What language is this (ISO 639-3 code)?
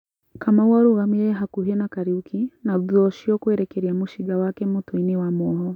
kik